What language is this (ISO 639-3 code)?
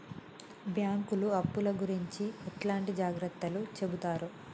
tel